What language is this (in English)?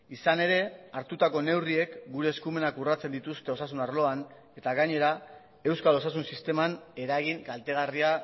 Basque